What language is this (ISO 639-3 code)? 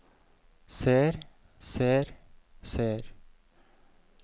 nor